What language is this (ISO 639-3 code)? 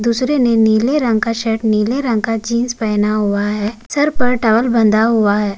hin